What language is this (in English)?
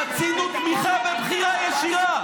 Hebrew